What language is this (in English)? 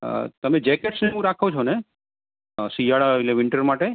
Gujarati